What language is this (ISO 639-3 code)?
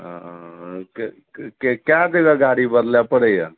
mai